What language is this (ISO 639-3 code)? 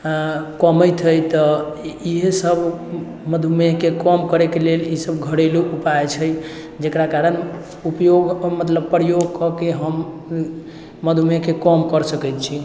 mai